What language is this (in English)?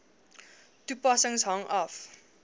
Afrikaans